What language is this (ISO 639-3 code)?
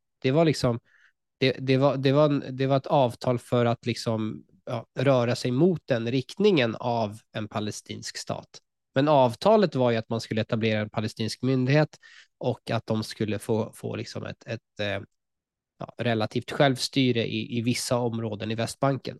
swe